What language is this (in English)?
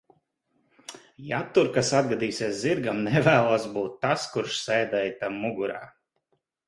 Latvian